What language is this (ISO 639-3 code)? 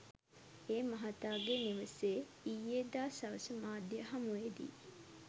sin